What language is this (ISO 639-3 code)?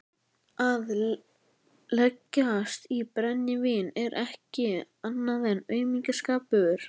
isl